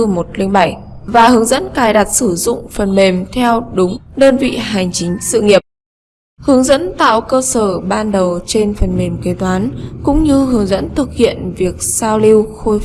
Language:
Vietnamese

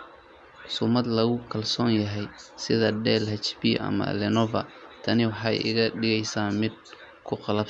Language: Somali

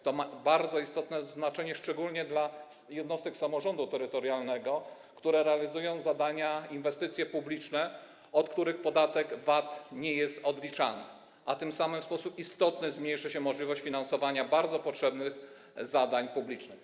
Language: Polish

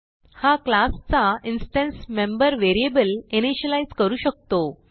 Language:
Marathi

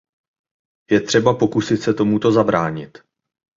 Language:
Czech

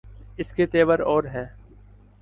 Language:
Urdu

